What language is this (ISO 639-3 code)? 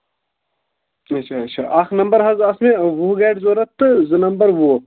kas